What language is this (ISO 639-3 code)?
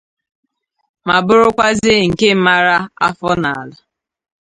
ibo